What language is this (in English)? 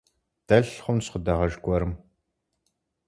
Kabardian